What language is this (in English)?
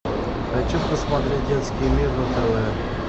Russian